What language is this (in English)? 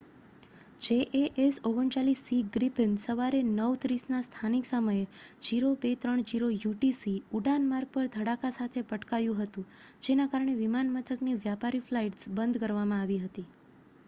Gujarati